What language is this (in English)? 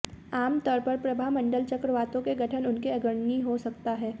Hindi